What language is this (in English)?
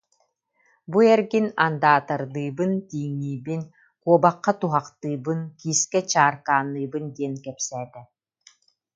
Yakut